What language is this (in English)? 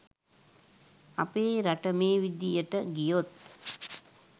Sinhala